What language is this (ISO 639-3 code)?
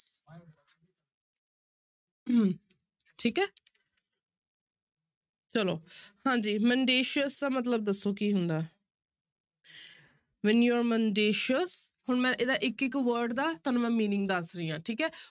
pan